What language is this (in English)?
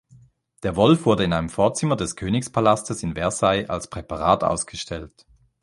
German